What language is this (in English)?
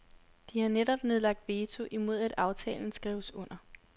Danish